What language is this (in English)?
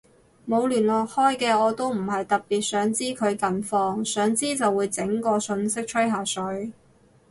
Cantonese